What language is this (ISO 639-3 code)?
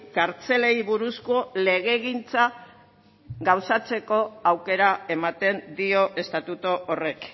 eus